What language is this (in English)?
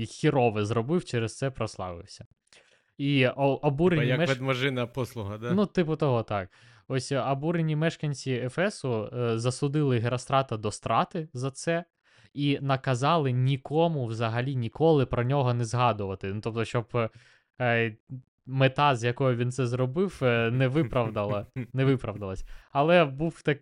Ukrainian